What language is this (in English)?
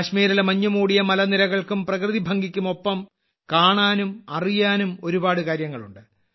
Malayalam